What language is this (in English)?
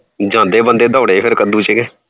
Punjabi